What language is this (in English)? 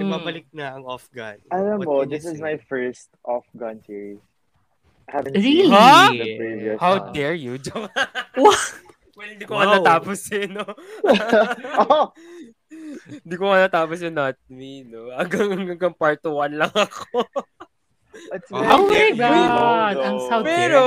Filipino